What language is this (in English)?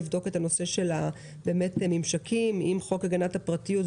Hebrew